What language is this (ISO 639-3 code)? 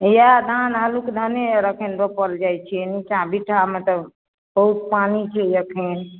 mai